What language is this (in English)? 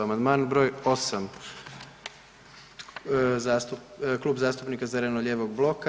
Croatian